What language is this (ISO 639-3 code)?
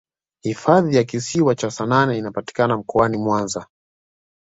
swa